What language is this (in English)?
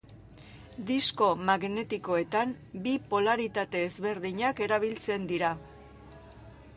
Basque